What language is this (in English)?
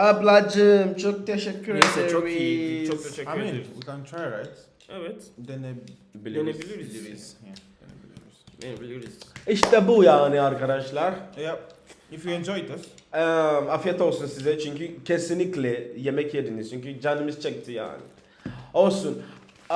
Turkish